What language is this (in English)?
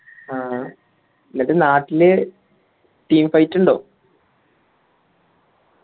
Malayalam